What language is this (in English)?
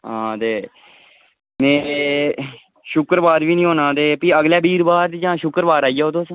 Dogri